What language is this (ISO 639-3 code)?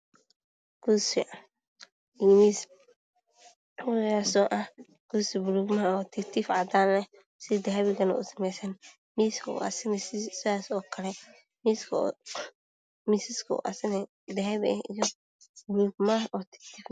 som